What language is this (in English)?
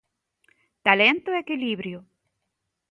Galician